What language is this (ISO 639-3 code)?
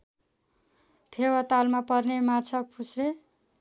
nep